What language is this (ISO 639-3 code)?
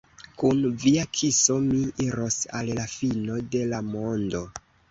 epo